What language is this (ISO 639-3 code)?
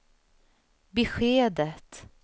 swe